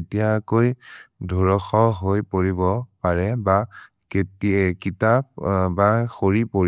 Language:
Maria (India)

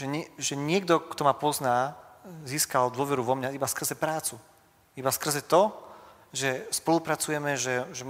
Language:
Slovak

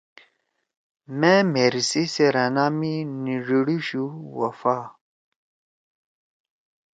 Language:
Torwali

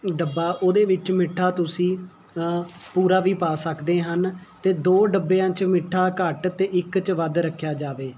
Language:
Punjabi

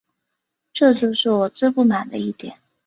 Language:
Chinese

